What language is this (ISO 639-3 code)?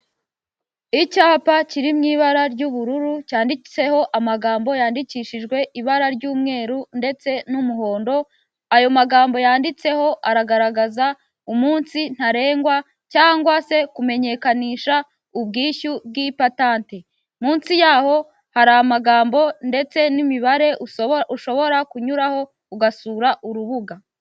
kin